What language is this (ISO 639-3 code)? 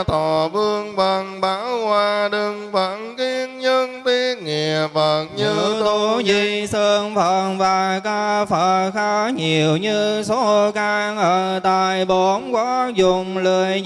vie